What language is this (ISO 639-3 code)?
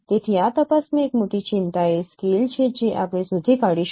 guj